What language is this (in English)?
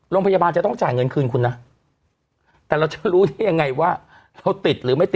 Thai